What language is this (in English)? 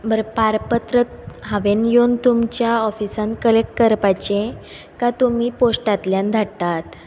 Konkani